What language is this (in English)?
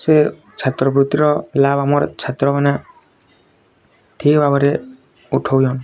Odia